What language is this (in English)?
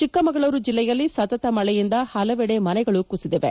Kannada